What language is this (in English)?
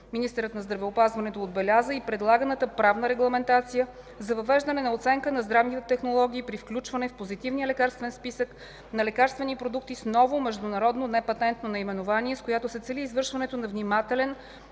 Bulgarian